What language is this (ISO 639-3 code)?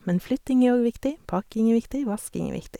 nor